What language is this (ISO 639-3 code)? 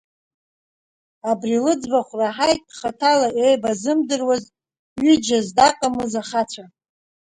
abk